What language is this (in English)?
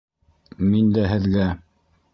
Bashkir